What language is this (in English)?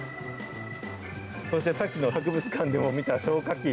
Japanese